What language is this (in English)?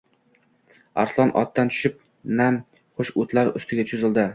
Uzbek